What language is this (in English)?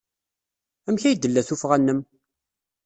Kabyle